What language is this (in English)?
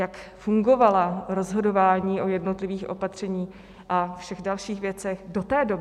Czech